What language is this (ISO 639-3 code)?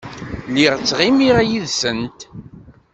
kab